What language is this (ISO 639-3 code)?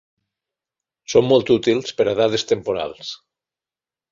cat